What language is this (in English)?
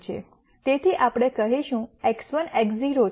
Gujarati